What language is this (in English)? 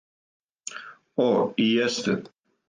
Serbian